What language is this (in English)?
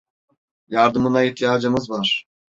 Turkish